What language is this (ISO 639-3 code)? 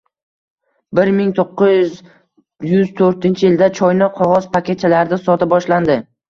uzb